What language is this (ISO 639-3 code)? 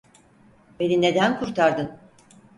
tur